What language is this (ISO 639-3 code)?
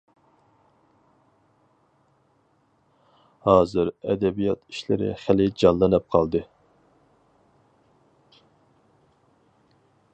uig